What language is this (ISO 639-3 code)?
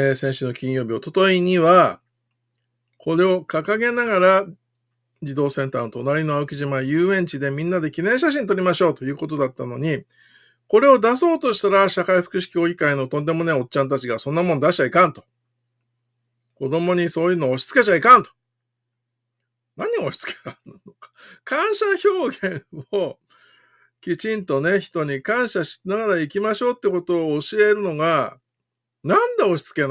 jpn